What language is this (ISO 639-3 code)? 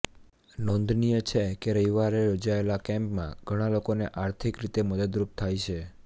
guj